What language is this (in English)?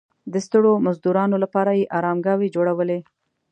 Pashto